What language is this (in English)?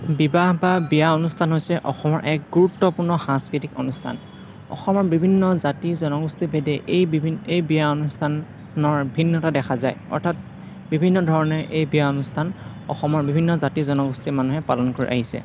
Assamese